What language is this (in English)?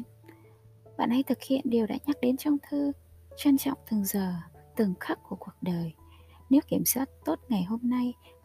Vietnamese